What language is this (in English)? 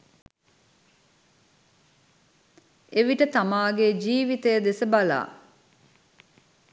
Sinhala